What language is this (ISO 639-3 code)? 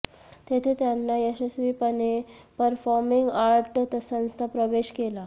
mar